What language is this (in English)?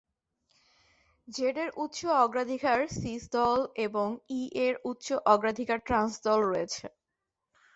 Bangla